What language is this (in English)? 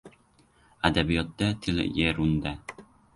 Uzbek